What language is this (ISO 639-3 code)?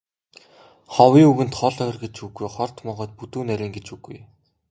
mon